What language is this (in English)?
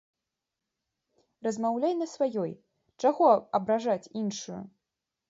Belarusian